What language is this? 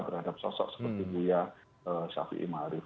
Indonesian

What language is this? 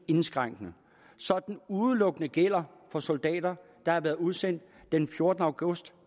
Danish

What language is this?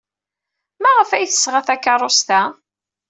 Kabyle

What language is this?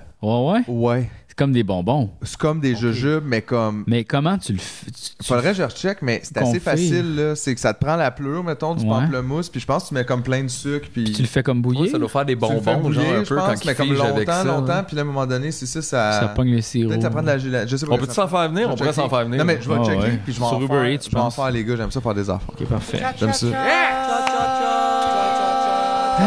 French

